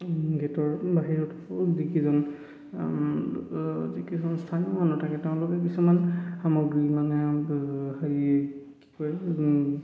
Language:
Assamese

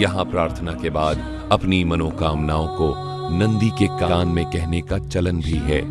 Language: Hindi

